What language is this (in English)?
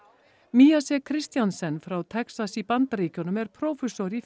Icelandic